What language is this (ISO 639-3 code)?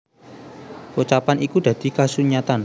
jav